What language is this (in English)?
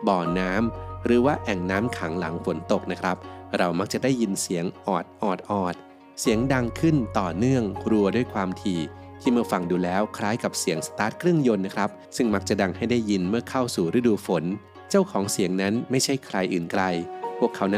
Thai